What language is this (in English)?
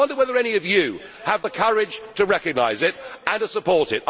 English